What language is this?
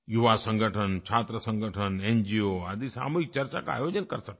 Hindi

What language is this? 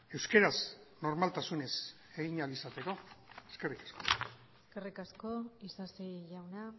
Basque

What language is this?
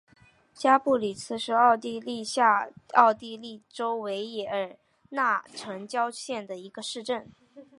Chinese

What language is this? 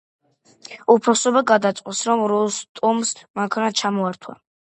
Georgian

